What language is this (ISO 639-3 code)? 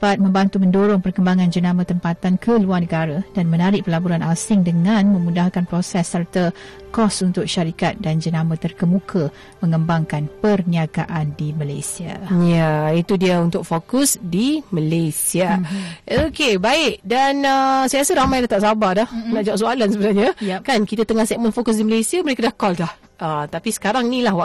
msa